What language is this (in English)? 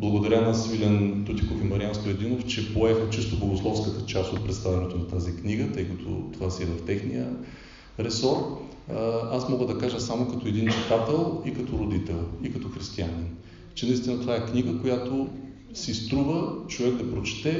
Bulgarian